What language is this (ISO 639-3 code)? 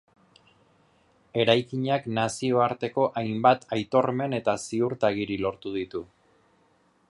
eus